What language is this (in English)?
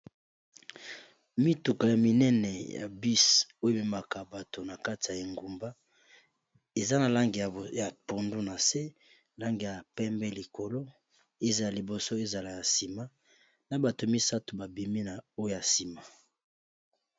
Lingala